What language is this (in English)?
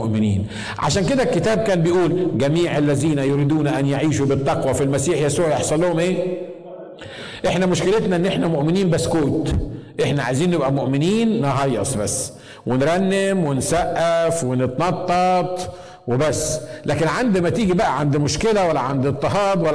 Arabic